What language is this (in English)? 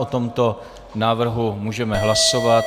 Czech